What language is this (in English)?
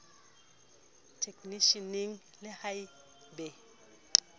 Southern Sotho